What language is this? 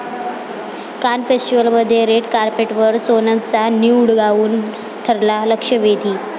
Marathi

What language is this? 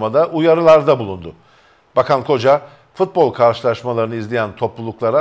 Turkish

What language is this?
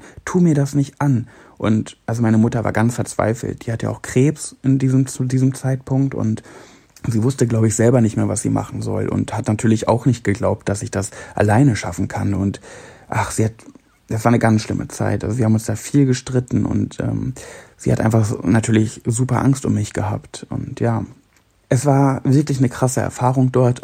German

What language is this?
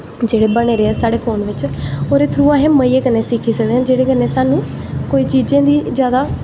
Dogri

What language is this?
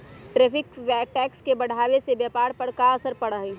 Magahi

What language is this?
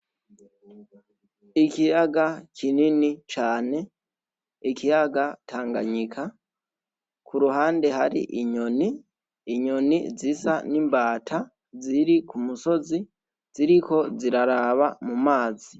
Rundi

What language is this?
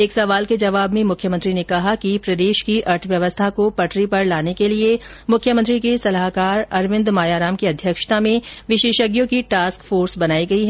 Hindi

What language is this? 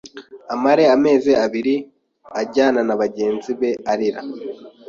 Kinyarwanda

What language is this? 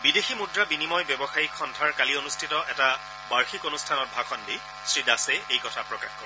Assamese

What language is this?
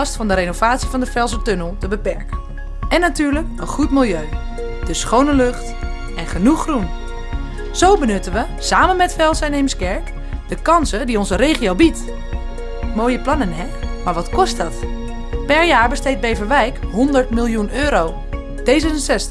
Dutch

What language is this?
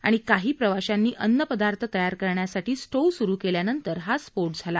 Marathi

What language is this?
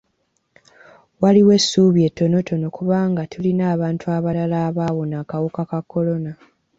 Ganda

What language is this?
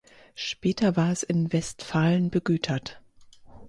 German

